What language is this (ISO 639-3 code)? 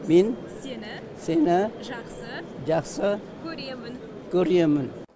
kaz